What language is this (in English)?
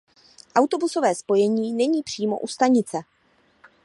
Czech